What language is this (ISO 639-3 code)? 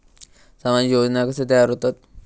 mar